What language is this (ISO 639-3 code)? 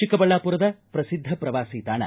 kan